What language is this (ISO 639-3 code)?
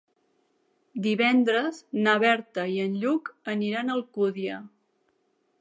cat